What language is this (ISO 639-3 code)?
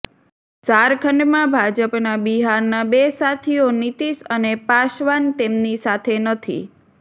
guj